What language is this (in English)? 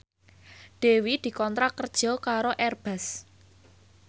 Javanese